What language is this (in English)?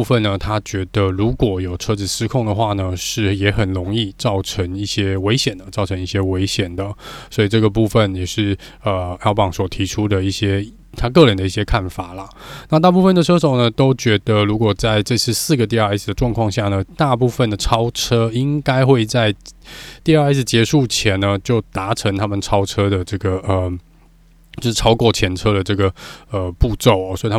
Chinese